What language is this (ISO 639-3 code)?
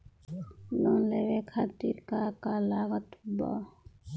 bho